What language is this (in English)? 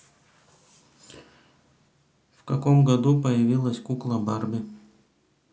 Russian